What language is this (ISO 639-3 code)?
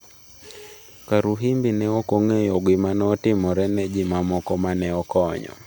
luo